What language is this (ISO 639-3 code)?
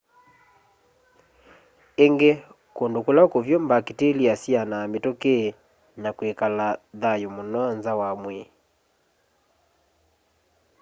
kam